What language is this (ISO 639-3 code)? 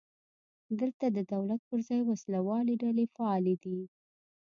pus